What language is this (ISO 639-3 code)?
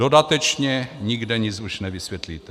ces